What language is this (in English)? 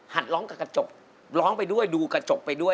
Thai